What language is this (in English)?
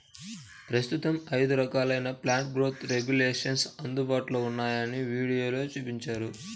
Telugu